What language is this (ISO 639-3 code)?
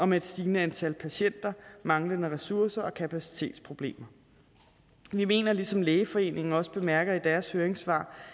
dan